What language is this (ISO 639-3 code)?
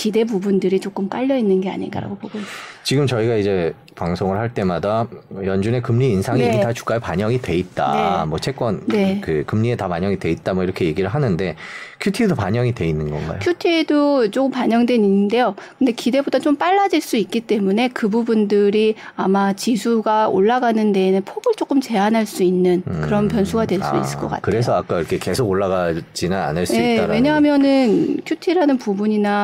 kor